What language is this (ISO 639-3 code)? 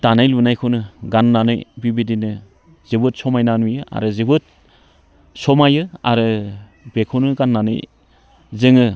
brx